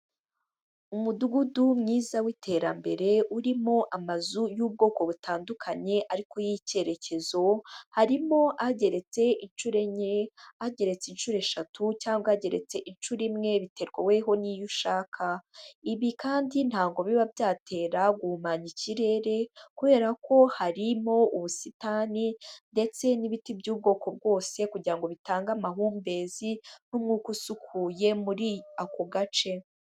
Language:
Kinyarwanda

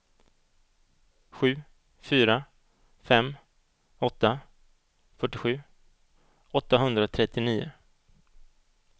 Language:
Swedish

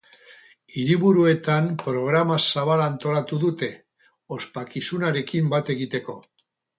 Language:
Basque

